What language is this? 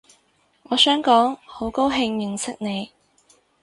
Cantonese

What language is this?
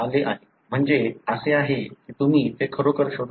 Marathi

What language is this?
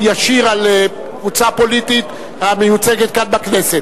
Hebrew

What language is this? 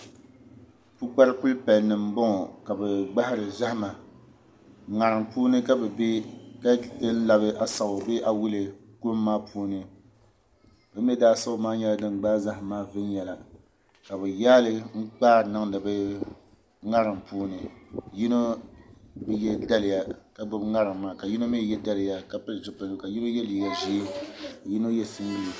Dagbani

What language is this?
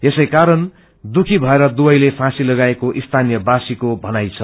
Nepali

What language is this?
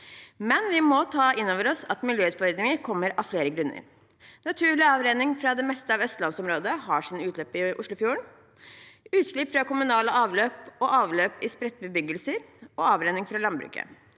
Norwegian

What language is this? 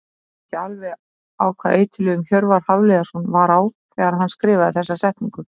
Icelandic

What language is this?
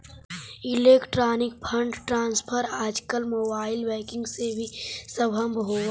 Magahi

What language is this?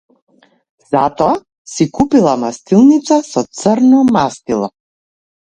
Macedonian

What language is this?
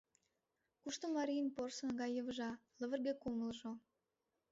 Mari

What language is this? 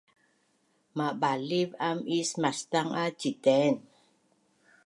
Bunun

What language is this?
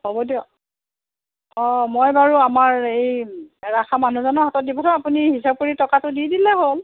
Assamese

